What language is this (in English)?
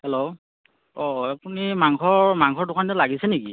Assamese